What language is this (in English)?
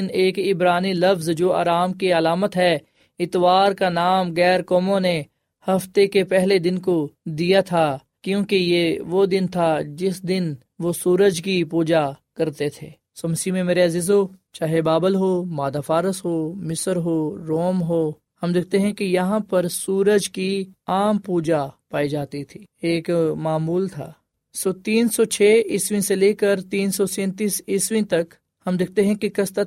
Urdu